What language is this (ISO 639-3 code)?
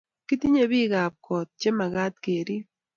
kln